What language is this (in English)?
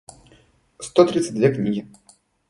Russian